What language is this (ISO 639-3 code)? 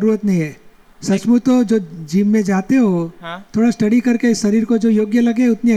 guj